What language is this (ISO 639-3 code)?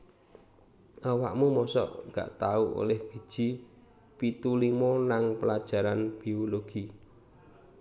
jav